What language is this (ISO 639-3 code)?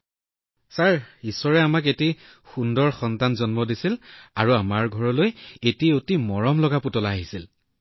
asm